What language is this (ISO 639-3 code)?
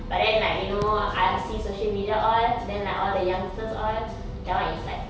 eng